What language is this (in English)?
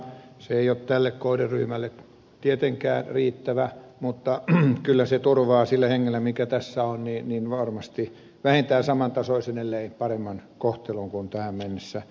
Finnish